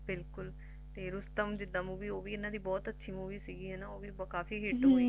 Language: Punjabi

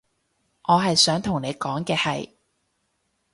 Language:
Cantonese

